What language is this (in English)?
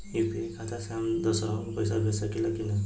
Bhojpuri